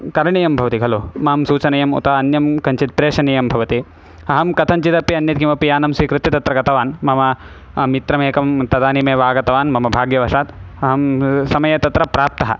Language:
Sanskrit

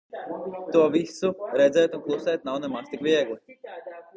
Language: Latvian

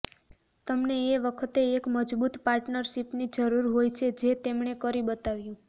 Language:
Gujarati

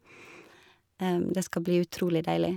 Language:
Norwegian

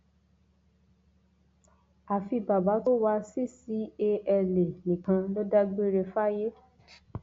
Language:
Yoruba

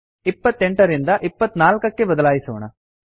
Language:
Kannada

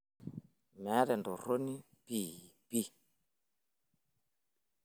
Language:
Masai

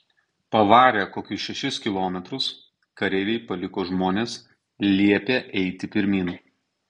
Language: Lithuanian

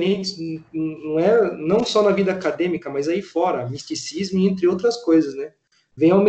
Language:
Portuguese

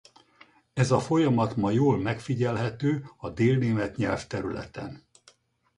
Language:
Hungarian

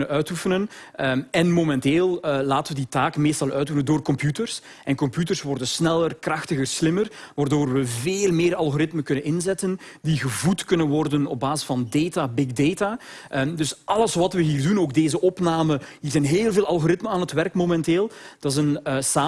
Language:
Dutch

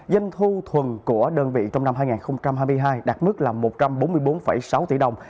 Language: Vietnamese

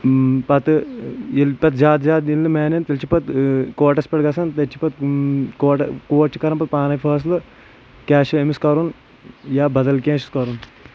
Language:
Kashmiri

